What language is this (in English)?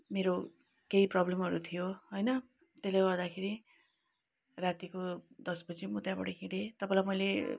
Nepali